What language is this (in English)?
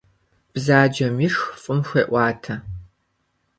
Kabardian